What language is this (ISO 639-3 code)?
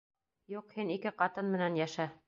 bak